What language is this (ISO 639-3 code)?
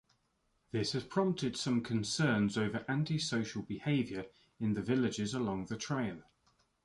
eng